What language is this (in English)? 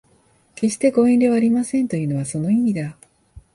Japanese